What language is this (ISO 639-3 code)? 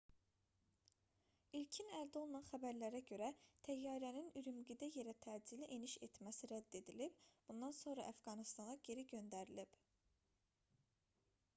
aze